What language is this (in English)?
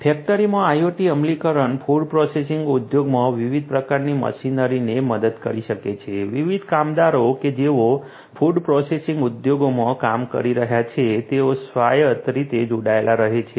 Gujarati